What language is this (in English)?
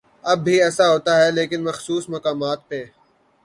Urdu